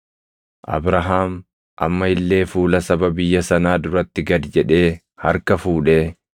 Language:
Oromo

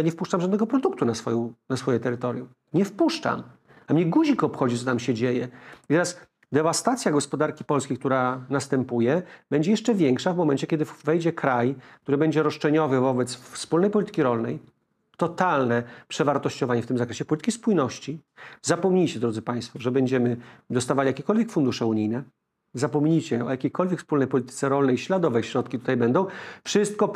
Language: Polish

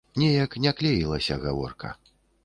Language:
Belarusian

